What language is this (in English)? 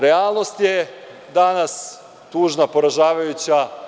Serbian